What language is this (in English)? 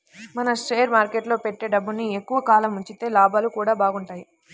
Telugu